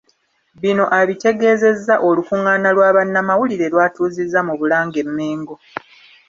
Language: Ganda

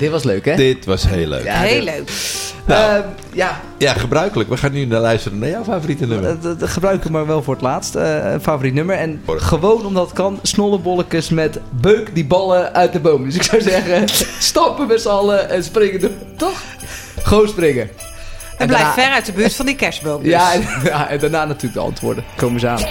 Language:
Dutch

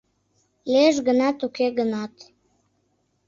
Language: Mari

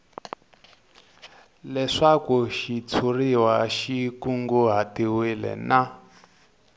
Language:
Tsonga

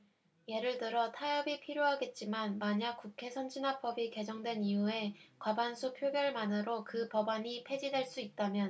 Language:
Korean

